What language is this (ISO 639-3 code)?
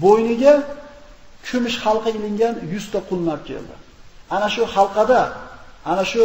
tur